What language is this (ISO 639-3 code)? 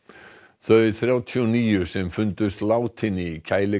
isl